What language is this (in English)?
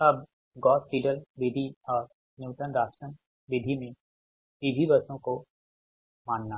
Hindi